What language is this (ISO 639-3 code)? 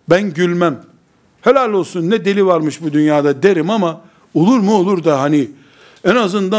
tur